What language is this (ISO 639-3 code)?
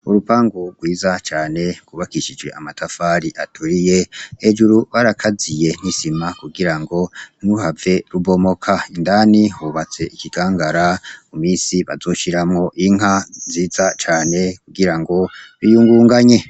run